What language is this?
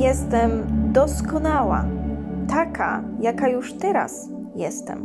Polish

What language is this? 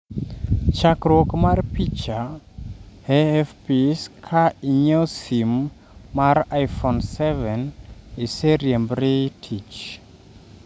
Luo (Kenya and Tanzania)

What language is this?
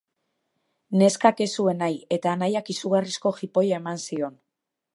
Basque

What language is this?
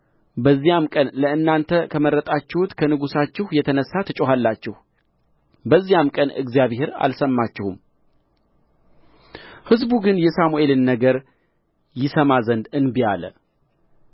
Amharic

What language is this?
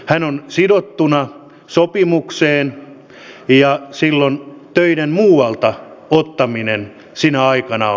Finnish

